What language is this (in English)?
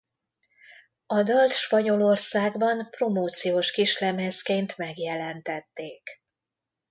Hungarian